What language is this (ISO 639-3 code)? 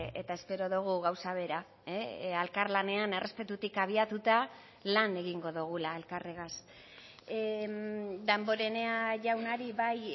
eus